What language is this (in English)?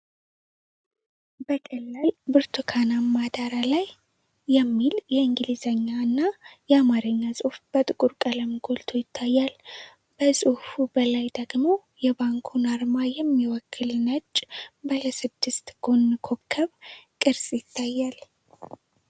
Amharic